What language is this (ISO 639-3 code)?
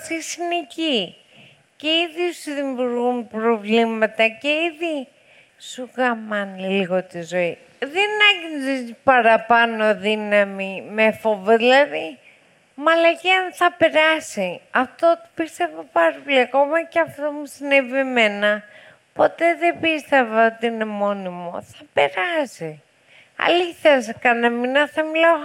ell